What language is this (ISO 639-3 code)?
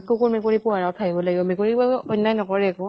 asm